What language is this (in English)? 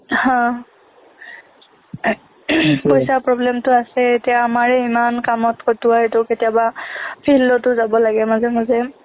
Assamese